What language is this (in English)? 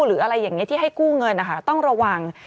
Thai